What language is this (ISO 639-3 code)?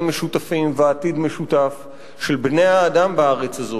heb